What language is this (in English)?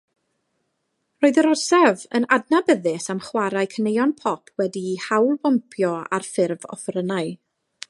Welsh